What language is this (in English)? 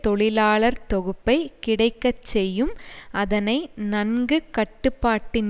Tamil